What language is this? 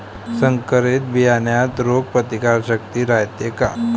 Marathi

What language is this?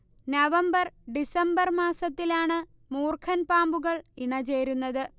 Malayalam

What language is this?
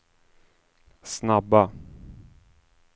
Swedish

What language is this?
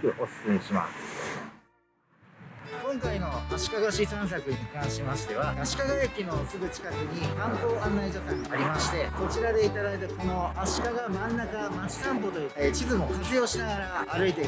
Japanese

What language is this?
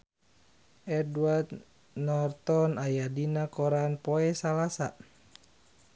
Sundanese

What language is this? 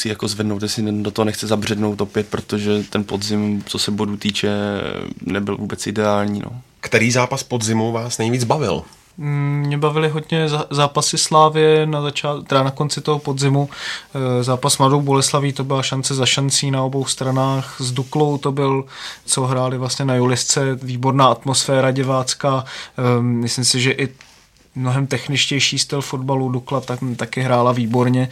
Czech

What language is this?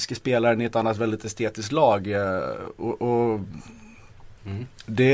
Swedish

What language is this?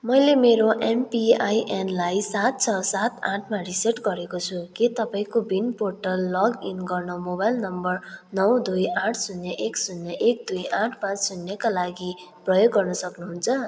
Nepali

